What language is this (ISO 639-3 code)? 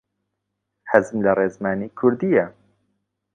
ckb